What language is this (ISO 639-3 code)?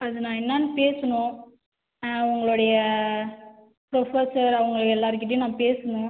tam